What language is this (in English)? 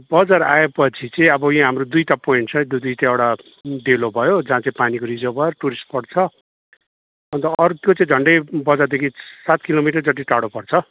Nepali